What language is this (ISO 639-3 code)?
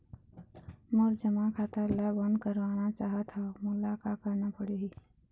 hne